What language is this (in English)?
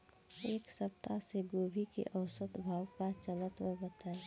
Bhojpuri